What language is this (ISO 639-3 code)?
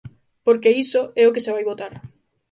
glg